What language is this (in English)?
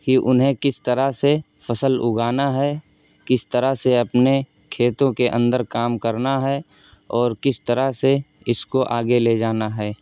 Urdu